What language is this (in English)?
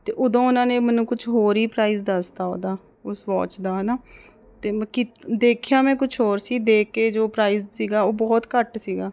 Punjabi